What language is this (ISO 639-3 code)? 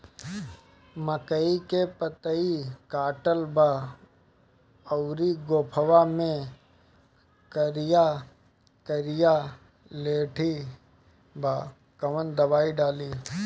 bho